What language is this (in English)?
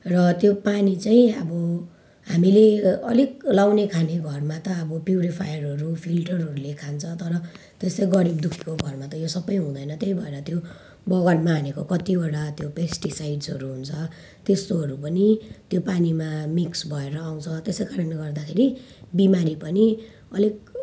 Nepali